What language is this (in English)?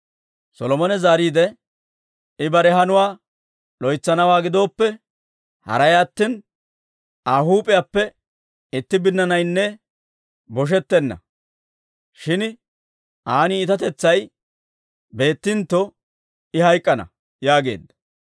Dawro